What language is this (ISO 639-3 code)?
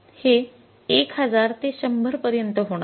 mar